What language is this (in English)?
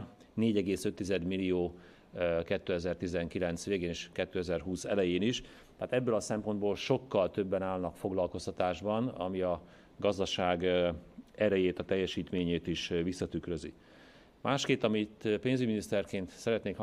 Hungarian